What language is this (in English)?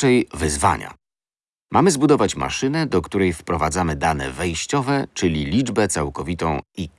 Polish